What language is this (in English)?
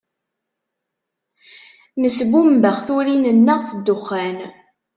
Kabyle